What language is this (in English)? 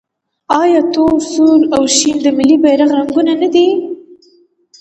Pashto